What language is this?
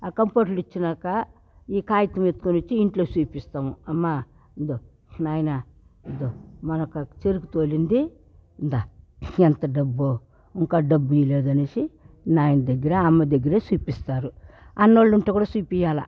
Telugu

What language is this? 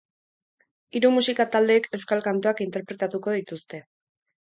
Basque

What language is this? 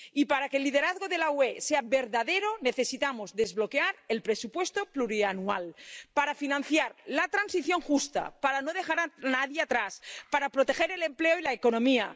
Spanish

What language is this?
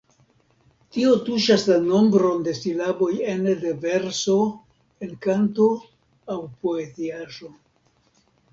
Esperanto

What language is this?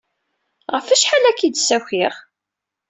Kabyle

